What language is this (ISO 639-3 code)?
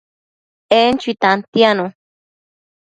mcf